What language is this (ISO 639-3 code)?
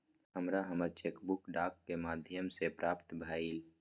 mai